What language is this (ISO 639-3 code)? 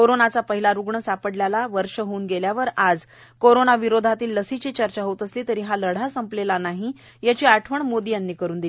mar